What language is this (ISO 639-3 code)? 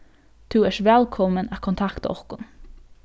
fao